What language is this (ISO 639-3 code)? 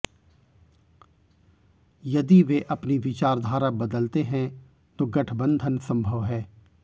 hin